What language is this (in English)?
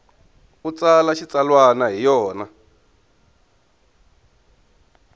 Tsonga